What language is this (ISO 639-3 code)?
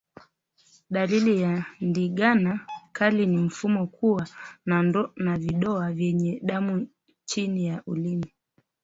swa